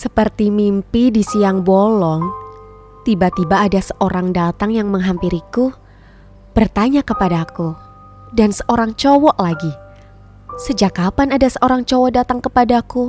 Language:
Indonesian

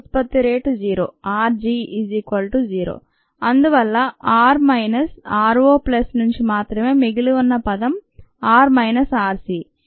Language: Telugu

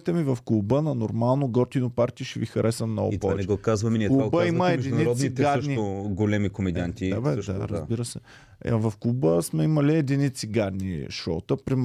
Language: Bulgarian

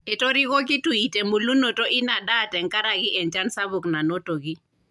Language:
Masai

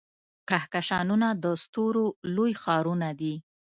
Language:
Pashto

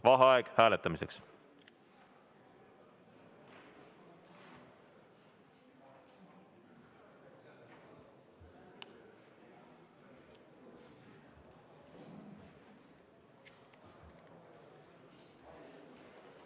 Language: Estonian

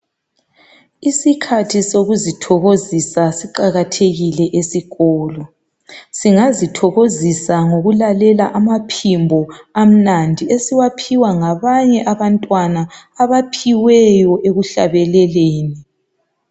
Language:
North Ndebele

